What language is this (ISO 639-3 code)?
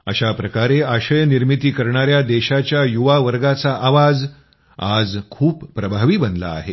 mar